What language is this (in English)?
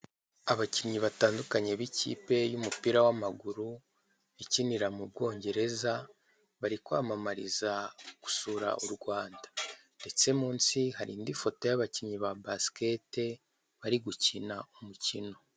Kinyarwanda